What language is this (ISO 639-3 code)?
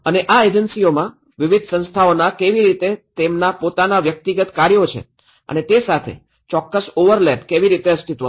guj